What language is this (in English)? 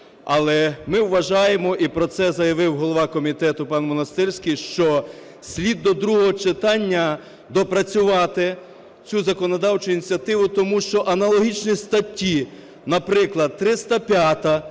Ukrainian